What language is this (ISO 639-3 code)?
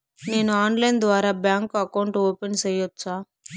tel